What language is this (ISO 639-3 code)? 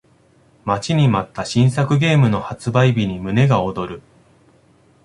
jpn